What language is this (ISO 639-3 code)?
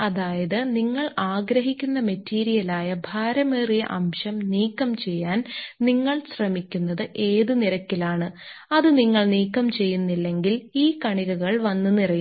mal